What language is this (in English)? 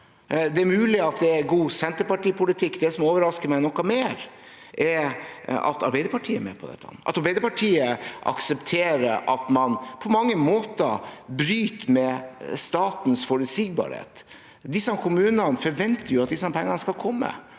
Norwegian